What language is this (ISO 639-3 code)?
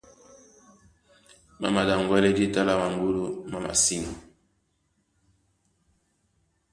dua